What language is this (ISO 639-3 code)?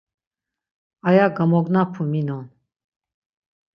lzz